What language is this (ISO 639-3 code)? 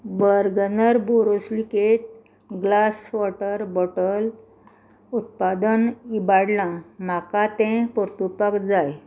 kok